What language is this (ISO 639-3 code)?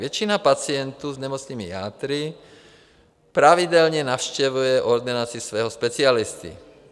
ces